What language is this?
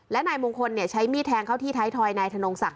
Thai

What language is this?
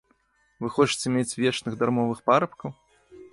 Belarusian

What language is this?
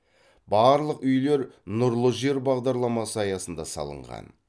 Kazakh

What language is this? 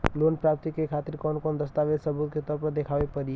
Bhojpuri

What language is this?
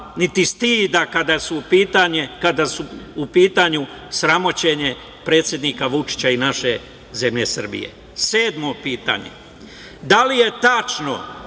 Serbian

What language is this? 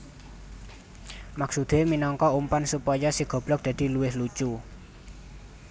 Javanese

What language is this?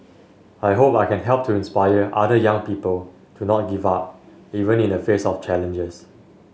English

